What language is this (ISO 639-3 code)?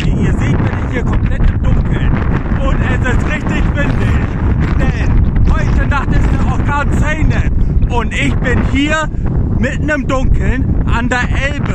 deu